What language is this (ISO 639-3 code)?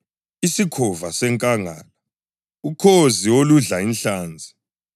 nde